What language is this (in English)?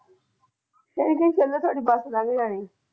Punjabi